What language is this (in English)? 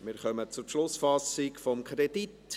Swiss German